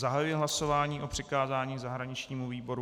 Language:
Czech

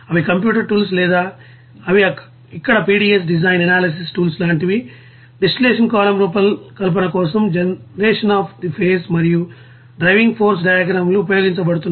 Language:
Telugu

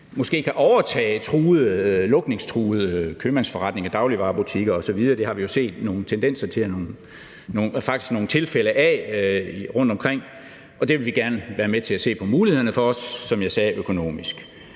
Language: Danish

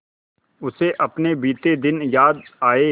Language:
Hindi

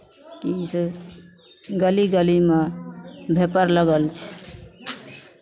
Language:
Maithili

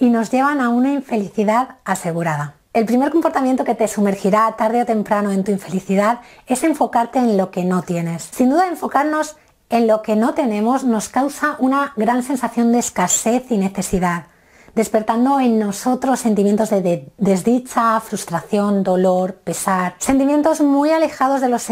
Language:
Spanish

